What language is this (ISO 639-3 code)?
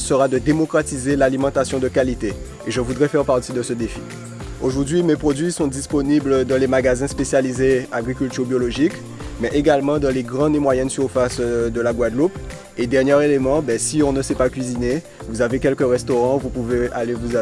fra